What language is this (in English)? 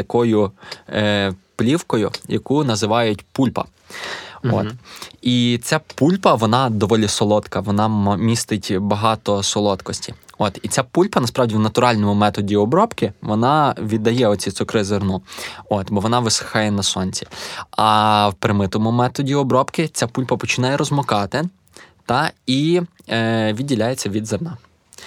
Ukrainian